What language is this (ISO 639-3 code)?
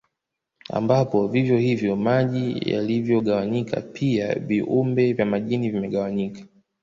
swa